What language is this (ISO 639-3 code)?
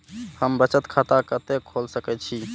mai